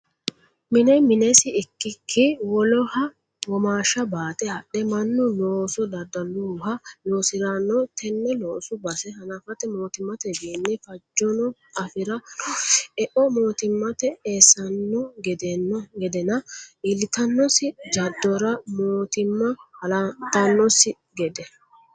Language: Sidamo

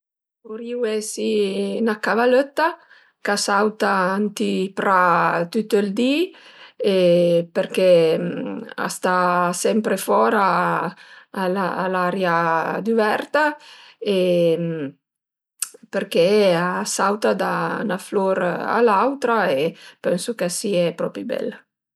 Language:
Piedmontese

